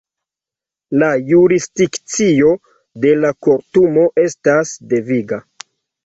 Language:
Esperanto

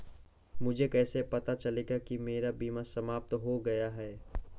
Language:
Hindi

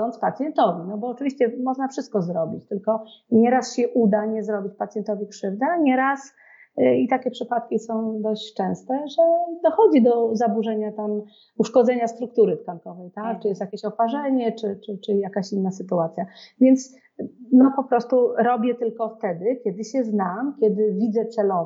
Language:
Polish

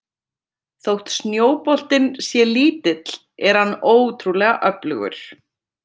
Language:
Icelandic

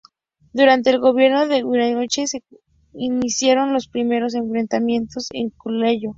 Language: Spanish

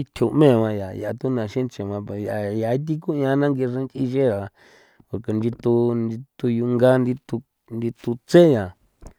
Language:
San Felipe Otlaltepec Popoloca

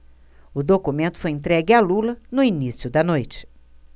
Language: Portuguese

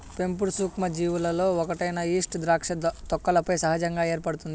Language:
Telugu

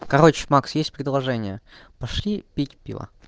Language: Russian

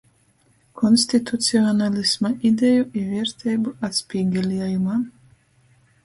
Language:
Latgalian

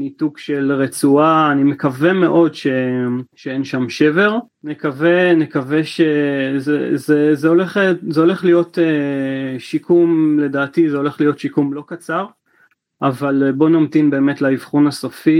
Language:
Hebrew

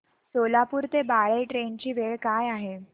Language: Marathi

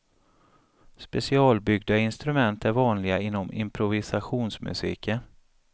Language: Swedish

